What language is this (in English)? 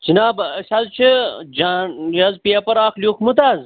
Kashmiri